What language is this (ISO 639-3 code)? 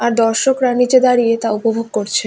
ben